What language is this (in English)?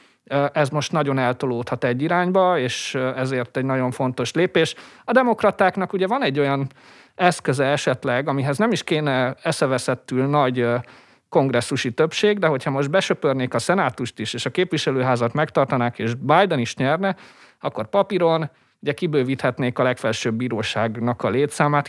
Hungarian